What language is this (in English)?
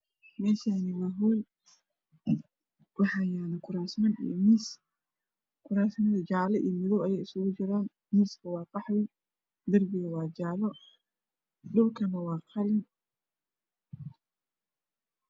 Somali